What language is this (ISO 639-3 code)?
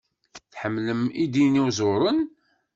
kab